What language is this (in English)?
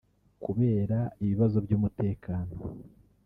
Kinyarwanda